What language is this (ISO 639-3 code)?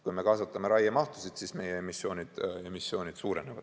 est